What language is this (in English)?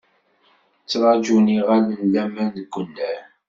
Kabyle